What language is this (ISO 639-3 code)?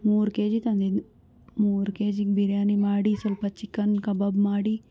kan